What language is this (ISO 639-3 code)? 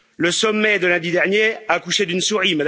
fra